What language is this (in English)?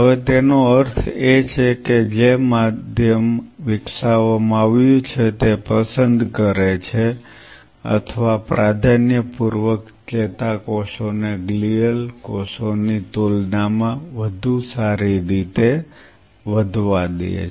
Gujarati